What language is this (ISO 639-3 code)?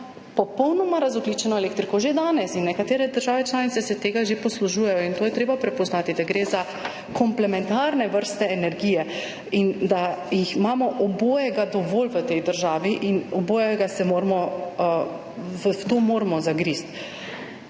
slv